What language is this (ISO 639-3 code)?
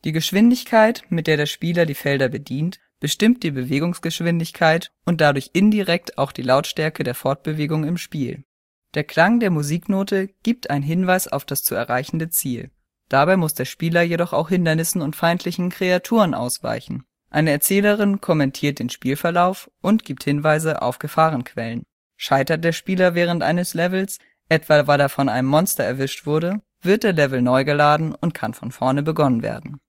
deu